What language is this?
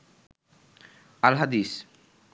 Bangla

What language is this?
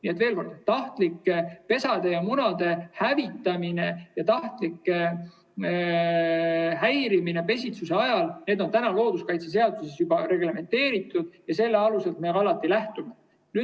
Estonian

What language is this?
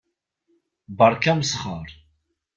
Kabyle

